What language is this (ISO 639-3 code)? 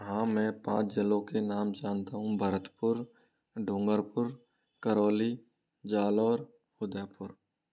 hin